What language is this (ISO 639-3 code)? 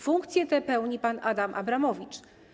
pol